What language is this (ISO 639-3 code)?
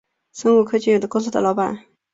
zho